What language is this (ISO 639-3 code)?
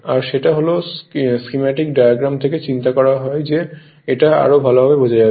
ben